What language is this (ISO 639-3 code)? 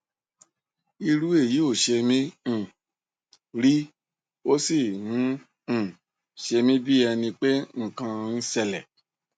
yor